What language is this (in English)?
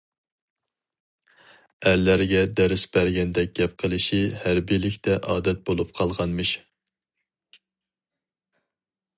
Uyghur